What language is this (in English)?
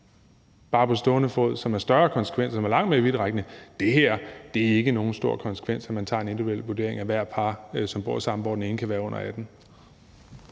Danish